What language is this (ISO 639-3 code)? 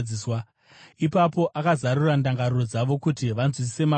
sna